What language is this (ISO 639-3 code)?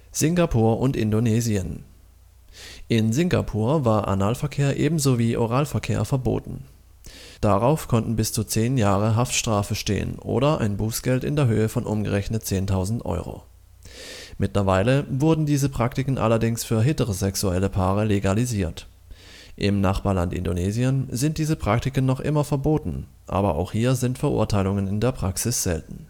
deu